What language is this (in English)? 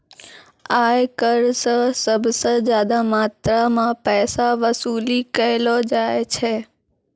Maithili